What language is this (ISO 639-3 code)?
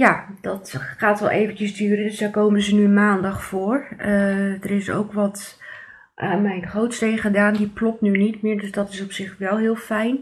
nld